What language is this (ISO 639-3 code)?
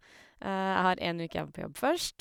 nor